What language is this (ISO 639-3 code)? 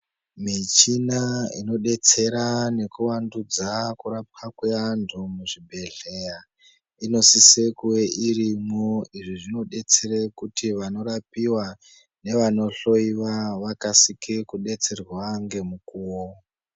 ndc